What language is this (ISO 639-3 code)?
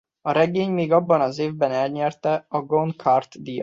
hun